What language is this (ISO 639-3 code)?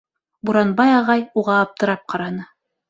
bak